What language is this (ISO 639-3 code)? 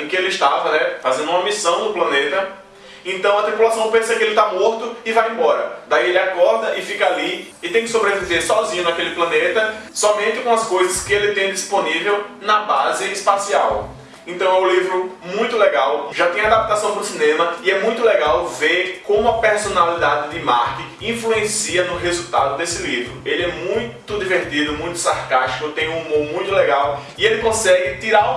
por